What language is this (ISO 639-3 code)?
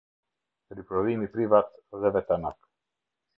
sqi